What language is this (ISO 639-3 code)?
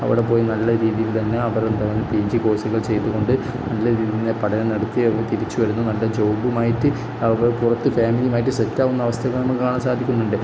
mal